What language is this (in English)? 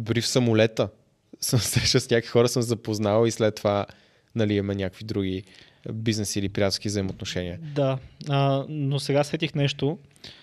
Bulgarian